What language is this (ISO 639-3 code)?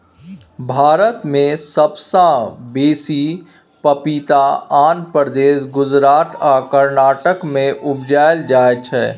mai